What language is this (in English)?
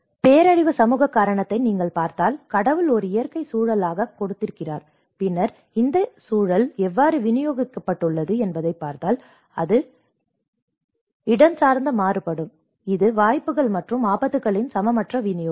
Tamil